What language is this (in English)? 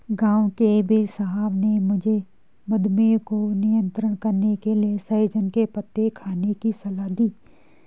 Hindi